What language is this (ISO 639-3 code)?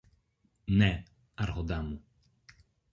ell